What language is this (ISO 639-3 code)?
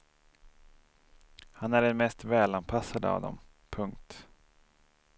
swe